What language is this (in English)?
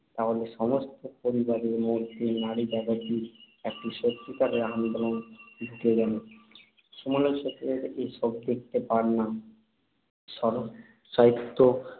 Bangla